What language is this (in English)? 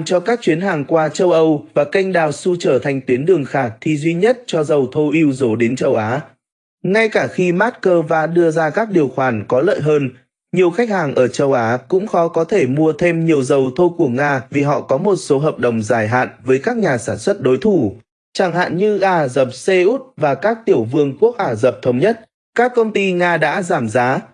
Vietnamese